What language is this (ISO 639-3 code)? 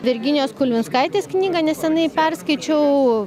lit